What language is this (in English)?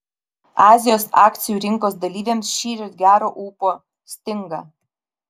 Lithuanian